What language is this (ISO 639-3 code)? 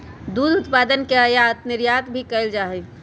mag